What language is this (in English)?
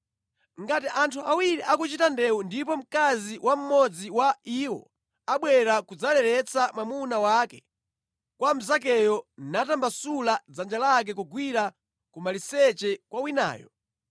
Nyanja